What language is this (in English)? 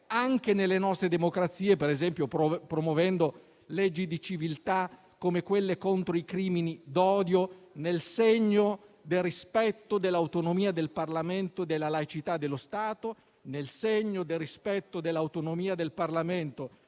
Italian